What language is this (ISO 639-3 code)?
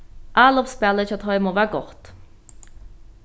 fao